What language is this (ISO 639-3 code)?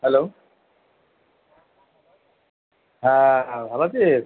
ben